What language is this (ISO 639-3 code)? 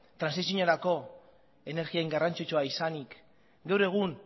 eus